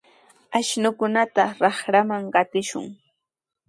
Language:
Sihuas Ancash Quechua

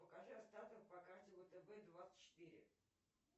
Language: Russian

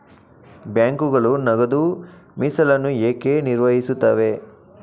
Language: Kannada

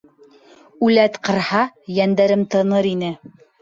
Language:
Bashkir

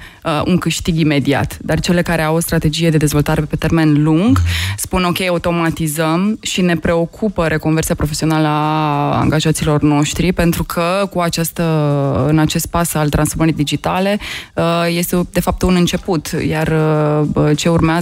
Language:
Romanian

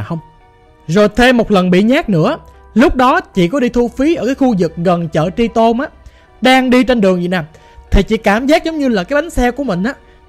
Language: Vietnamese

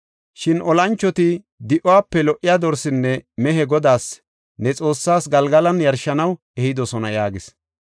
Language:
Gofa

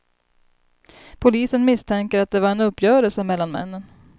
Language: Swedish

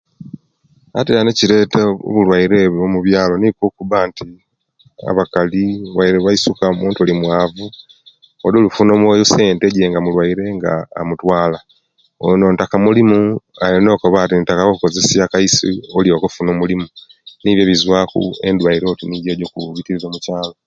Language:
Kenyi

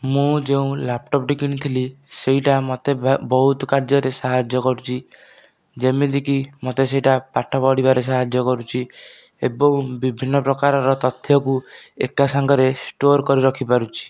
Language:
Odia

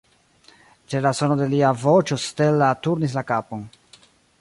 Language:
Esperanto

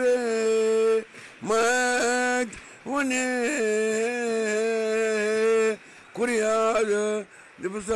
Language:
Romanian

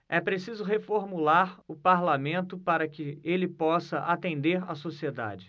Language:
Portuguese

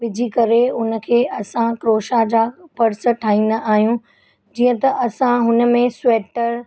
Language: Sindhi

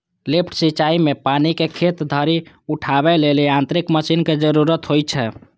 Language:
Maithili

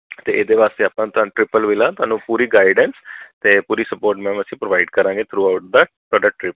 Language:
Punjabi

